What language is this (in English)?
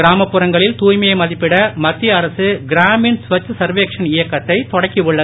Tamil